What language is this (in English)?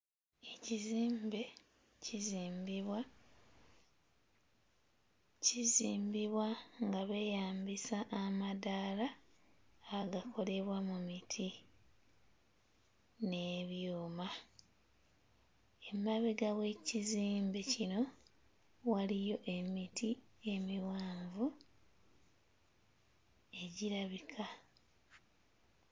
Ganda